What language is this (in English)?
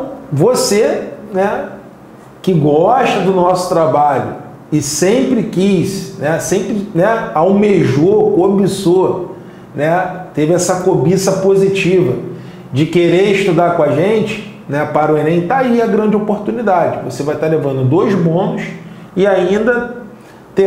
Portuguese